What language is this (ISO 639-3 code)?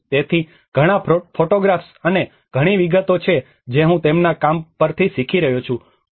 guj